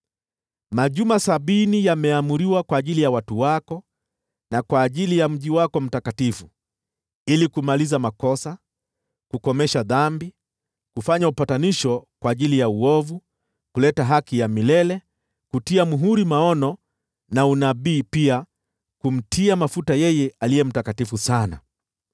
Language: Swahili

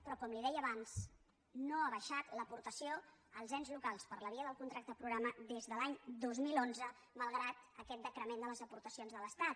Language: Catalan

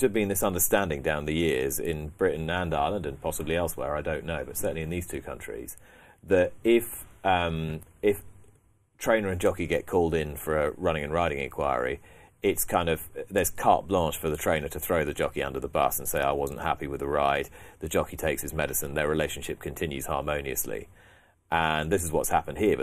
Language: English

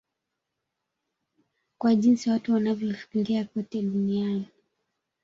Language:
Swahili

